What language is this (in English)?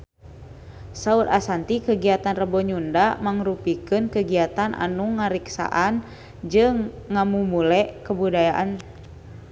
Sundanese